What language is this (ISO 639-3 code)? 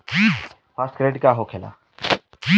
bho